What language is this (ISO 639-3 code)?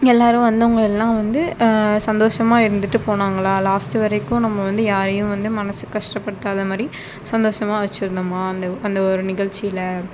tam